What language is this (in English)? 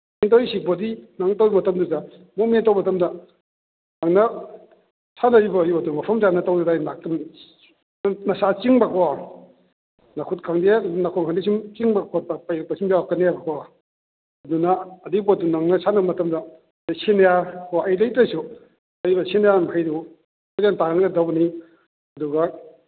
Manipuri